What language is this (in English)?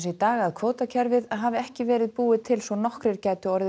Icelandic